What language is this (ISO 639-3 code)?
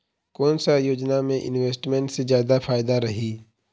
hne